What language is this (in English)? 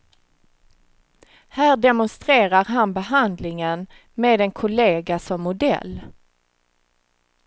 Swedish